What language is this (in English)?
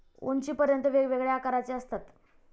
Marathi